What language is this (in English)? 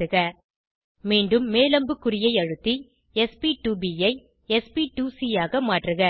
Tamil